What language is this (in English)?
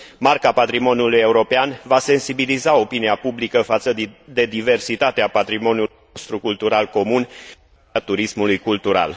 Romanian